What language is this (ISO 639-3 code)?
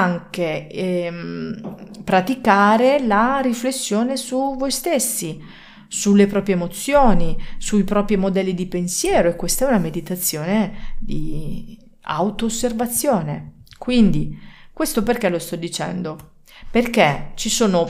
ita